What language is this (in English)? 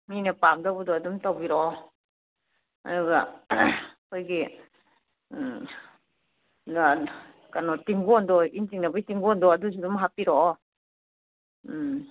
Manipuri